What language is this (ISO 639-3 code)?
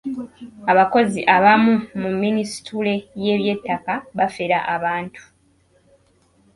lug